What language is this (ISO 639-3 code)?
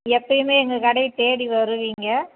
tam